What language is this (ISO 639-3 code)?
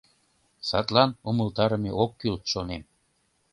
chm